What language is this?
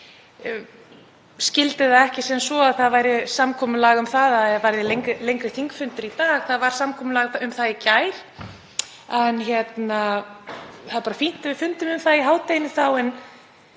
Icelandic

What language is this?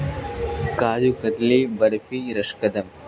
Urdu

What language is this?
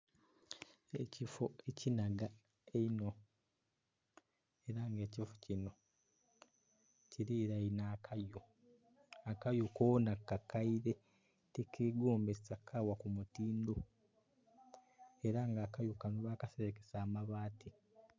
Soga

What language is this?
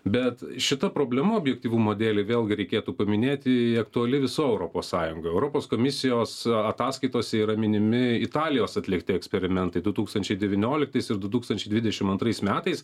Lithuanian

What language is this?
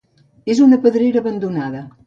Catalan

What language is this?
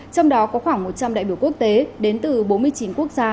Vietnamese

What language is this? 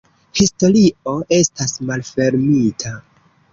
Esperanto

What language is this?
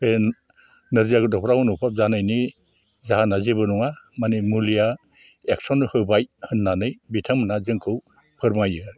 Bodo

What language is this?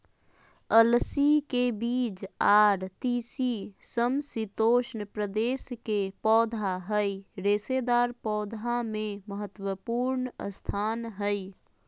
Magahi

